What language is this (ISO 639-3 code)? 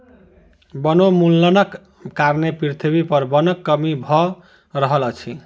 mai